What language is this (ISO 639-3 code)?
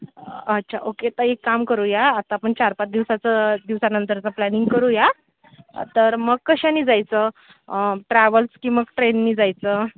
mar